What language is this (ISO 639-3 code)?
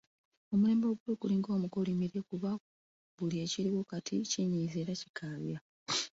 lug